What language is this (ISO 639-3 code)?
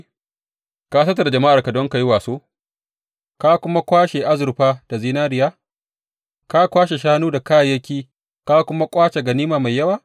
hau